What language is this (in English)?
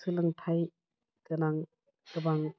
Bodo